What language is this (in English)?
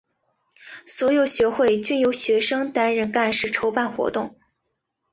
Chinese